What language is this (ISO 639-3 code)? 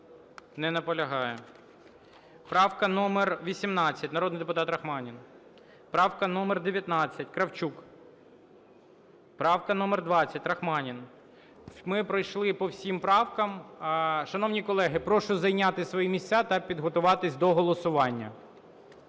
ukr